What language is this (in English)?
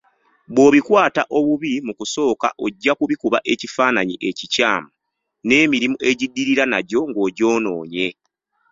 Ganda